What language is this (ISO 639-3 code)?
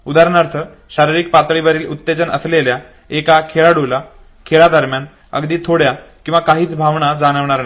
mar